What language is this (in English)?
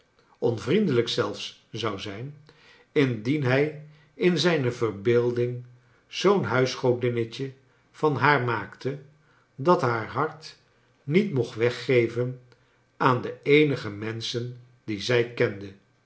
Dutch